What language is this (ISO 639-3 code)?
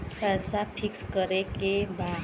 bho